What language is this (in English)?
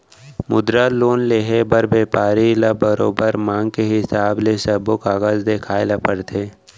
Chhattisgarhi